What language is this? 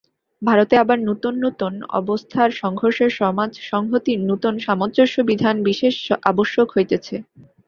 Bangla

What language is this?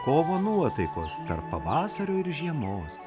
Lithuanian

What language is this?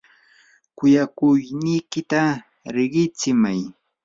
Yanahuanca Pasco Quechua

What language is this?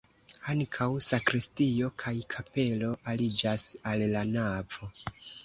Esperanto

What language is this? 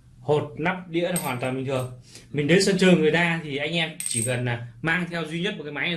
Vietnamese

